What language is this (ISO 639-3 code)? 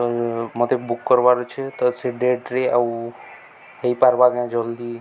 ori